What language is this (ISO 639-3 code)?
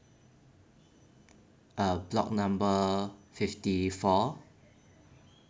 eng